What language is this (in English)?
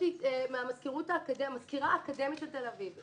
Hebrew